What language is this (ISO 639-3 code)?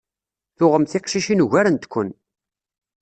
kab